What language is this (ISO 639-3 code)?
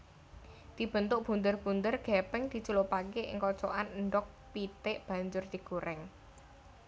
jav